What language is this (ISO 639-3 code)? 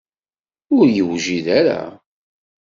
kab